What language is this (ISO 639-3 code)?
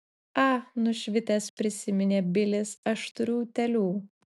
lit